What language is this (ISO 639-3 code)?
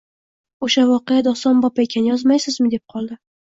uzb